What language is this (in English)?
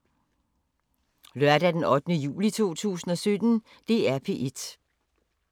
Danish